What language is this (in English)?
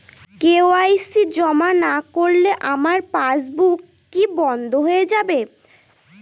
Bangla